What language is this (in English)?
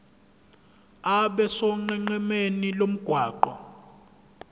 Zulu